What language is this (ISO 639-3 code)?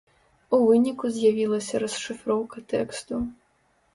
bel